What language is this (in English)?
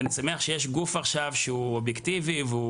Hebrew